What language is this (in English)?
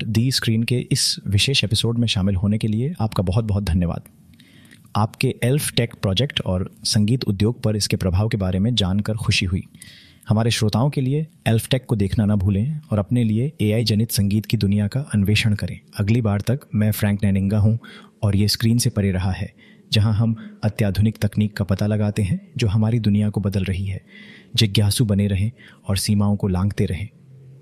Hindi